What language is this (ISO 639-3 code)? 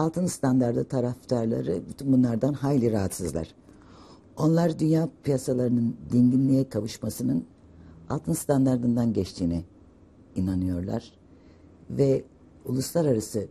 tur